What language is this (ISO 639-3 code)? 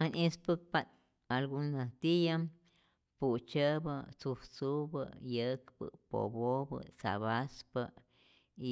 zor